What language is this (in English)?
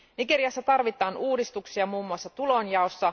Finnish